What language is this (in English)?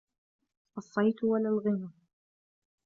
Arabic